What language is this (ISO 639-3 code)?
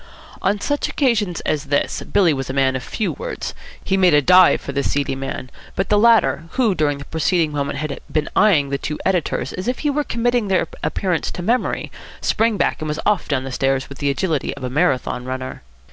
eng